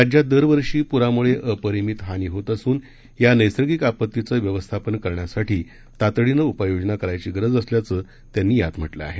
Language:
Marathi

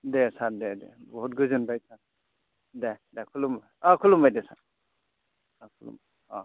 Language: Bodo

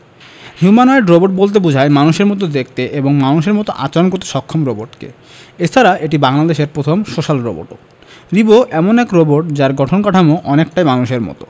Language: Bangla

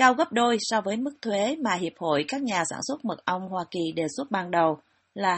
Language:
Vietnamese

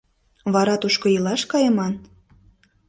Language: Mari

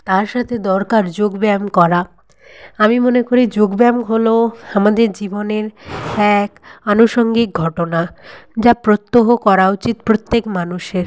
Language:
Bangla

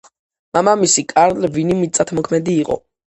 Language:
Georgian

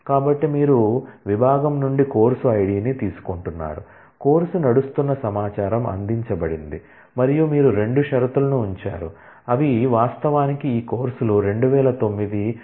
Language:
Telugu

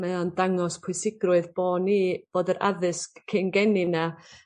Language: Welsh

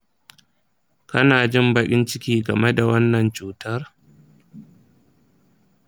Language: Hausa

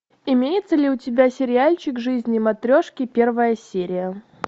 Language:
Russian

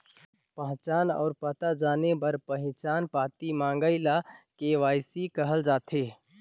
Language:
Chhattisgarhi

